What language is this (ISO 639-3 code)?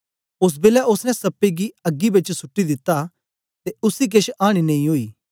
doi